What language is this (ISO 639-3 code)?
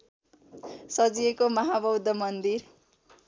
nep